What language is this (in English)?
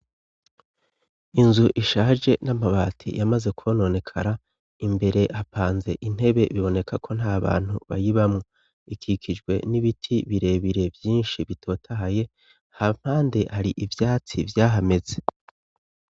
Rundi